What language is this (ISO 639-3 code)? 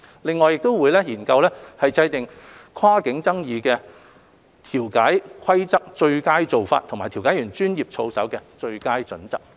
yue